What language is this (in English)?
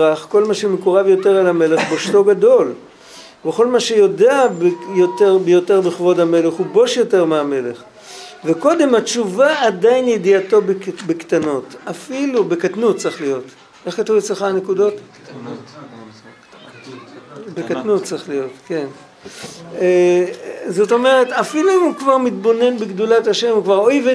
Hebrew